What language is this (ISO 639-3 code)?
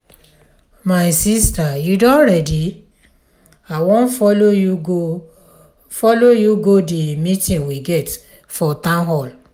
pcm